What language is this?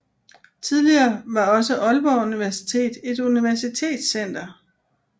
Danish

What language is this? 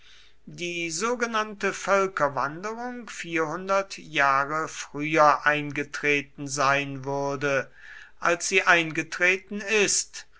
German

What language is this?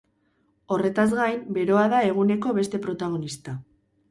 Basque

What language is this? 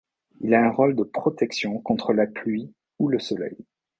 French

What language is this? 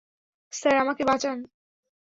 Bangla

